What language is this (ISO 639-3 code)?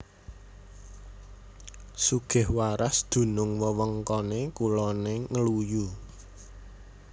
jav